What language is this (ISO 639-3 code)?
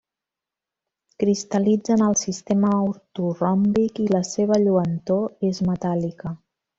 cat